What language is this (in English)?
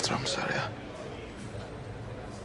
Welsh